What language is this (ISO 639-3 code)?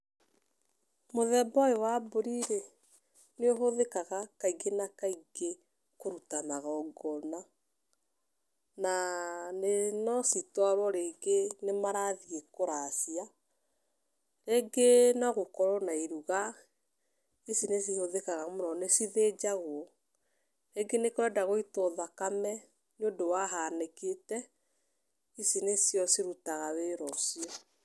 kik